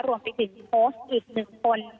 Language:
Thai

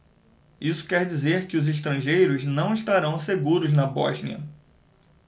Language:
Portuguese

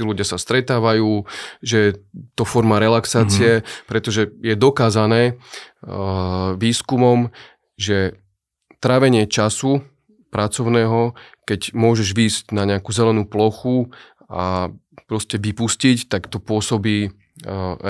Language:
Slovak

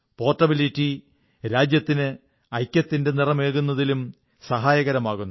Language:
Malayalam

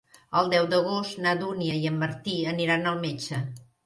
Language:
Catalan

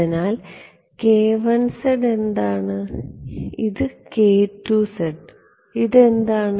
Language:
Malayalam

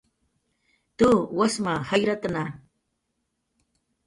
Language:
Jaqaru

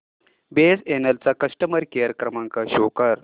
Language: Marathi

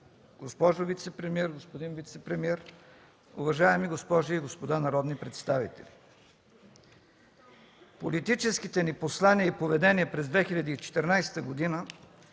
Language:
Bulgarian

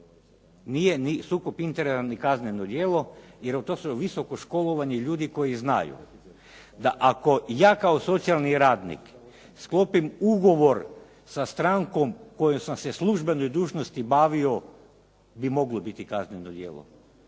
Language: Croatian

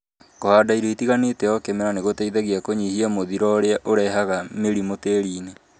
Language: Kikuyu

